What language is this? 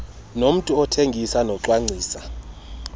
Xhosa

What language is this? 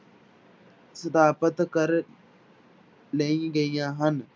Punjabi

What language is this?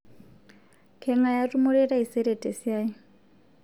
Masai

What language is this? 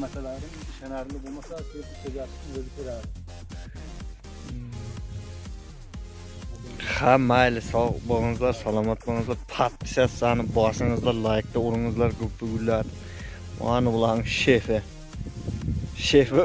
Uzbek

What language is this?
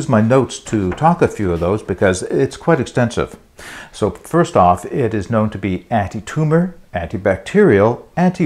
English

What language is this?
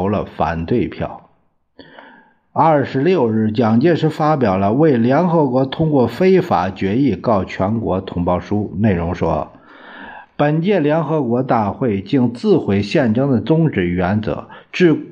Chinese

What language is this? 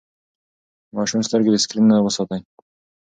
Pashto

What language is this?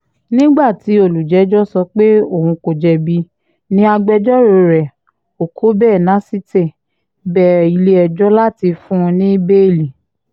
Yoruba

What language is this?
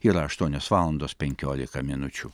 Lithuanian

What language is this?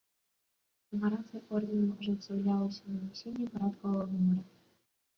Belarusian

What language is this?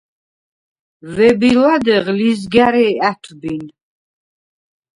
Svan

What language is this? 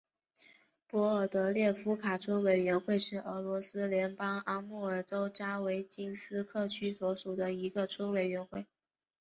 Chinese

